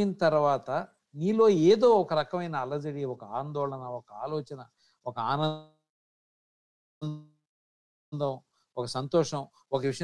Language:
Telugu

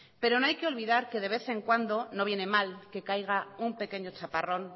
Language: Spanish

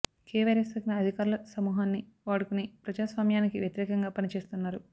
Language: Telugu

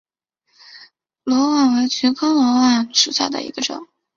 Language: Chinese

